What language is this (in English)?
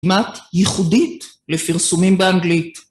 Hebrew